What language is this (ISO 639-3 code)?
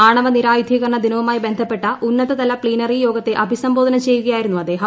mal